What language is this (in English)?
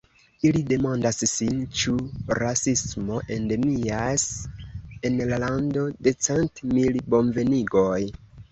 Esperanto